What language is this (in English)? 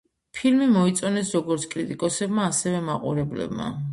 Georgian